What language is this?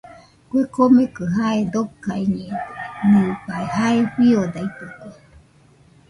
Nüpode Huitoto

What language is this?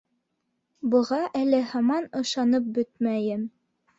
Bashkir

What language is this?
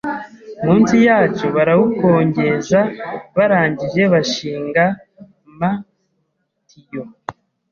Kinyarwanda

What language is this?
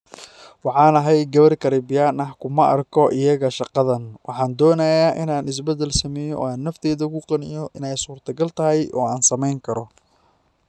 Somali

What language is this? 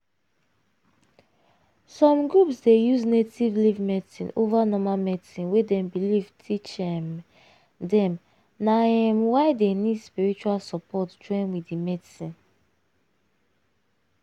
Nigerian Pidgin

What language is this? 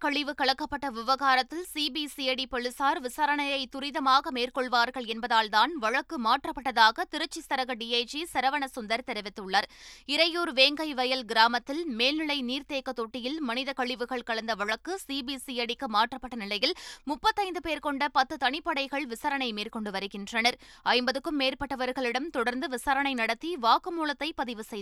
Tamil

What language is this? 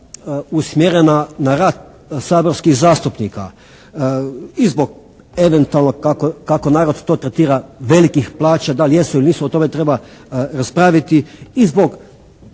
Croatian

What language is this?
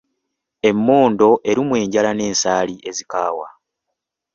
Ganda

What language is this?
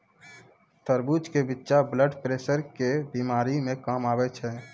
Maithili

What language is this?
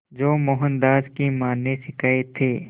Hindi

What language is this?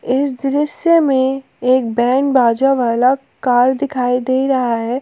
Hindi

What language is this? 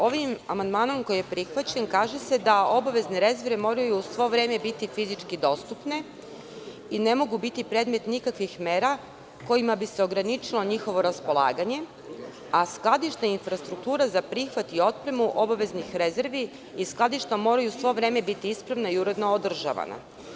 Serbian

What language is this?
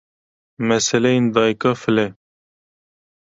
Kurdish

